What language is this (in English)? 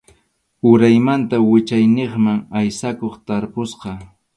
Arequipa-La Unión Quechua